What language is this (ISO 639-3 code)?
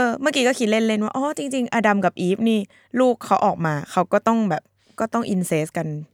tha